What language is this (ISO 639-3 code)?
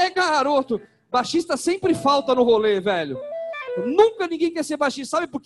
por